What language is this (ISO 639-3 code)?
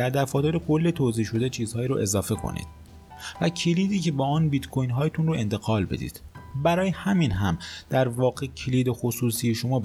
fas